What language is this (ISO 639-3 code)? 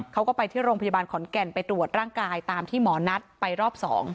tha